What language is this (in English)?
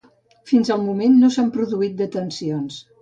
Catalan